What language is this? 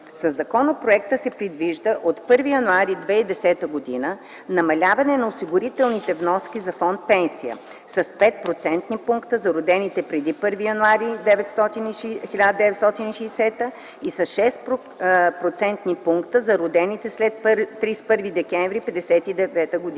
Bulgarian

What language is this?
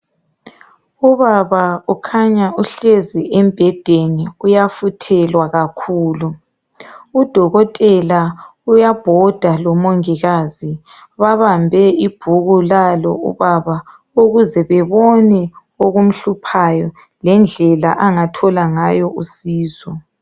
North Ndebele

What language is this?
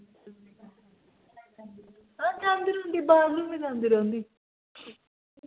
Dogri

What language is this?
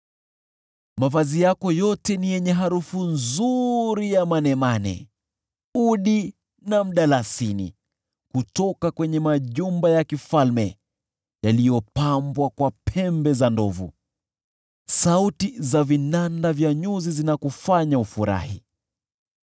Swahili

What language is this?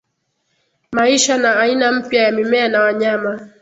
Swahili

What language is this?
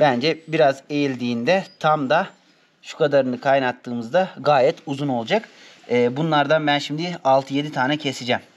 Turkish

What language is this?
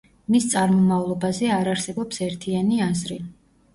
Georgian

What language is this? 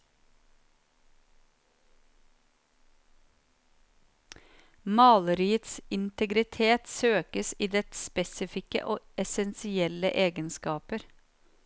Norwegian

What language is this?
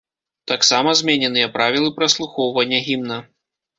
Belarusian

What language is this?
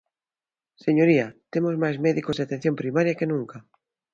Galician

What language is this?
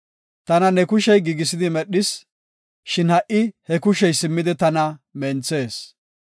Gofa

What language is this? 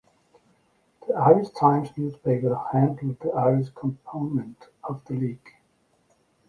English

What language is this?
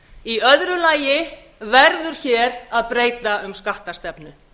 Icelandic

